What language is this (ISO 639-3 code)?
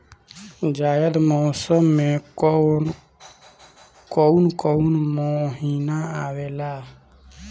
bho